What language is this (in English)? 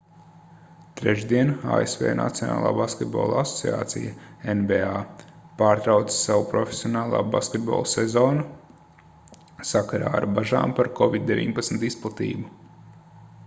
Latvian